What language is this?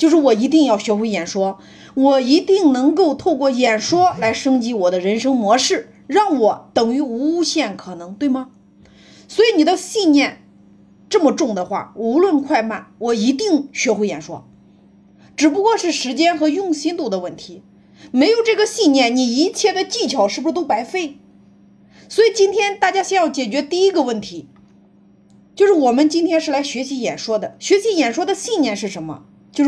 Chinese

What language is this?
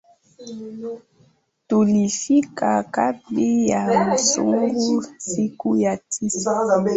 Swahili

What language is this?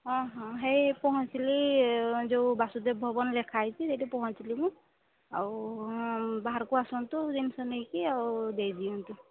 Odia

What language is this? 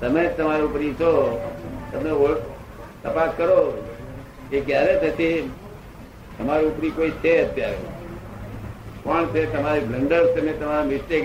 Gujarati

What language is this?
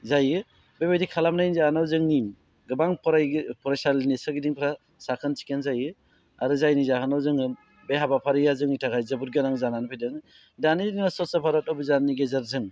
Bodo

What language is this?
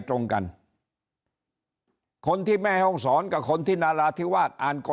Thai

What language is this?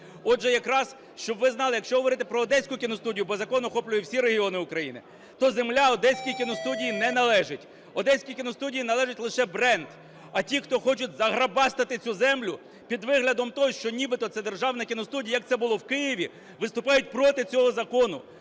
Ukrainian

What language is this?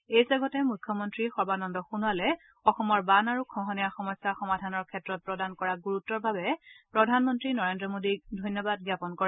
Assamese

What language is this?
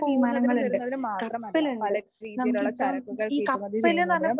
Malayalam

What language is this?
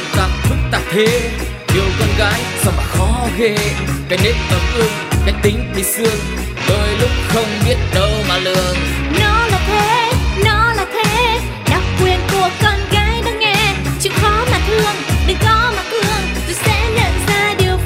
Vietnamese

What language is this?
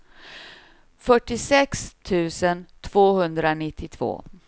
Swedish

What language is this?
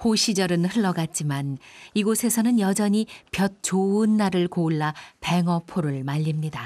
Korean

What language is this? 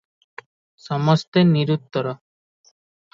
Odia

